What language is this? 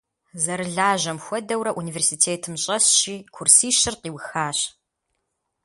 Kabardian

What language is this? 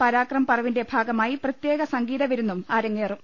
Malayalam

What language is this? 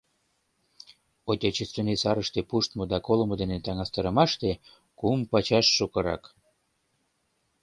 Mari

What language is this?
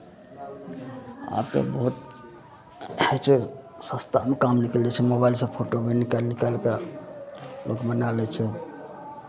Maithili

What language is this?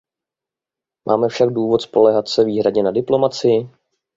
Czech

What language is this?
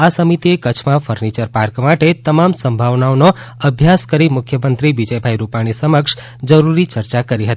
Gujarati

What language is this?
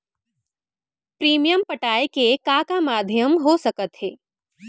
Chhattisgarhi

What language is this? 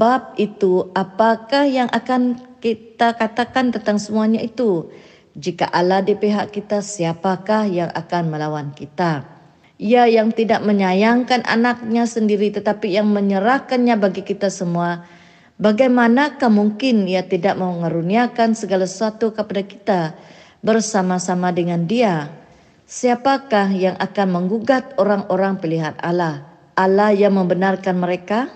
Malay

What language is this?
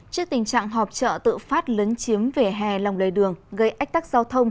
Vietnamese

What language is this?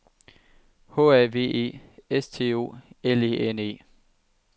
Danish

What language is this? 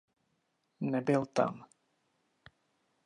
Czech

